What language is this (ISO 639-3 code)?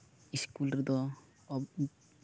sat